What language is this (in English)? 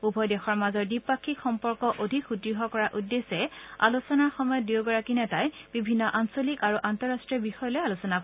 Assamese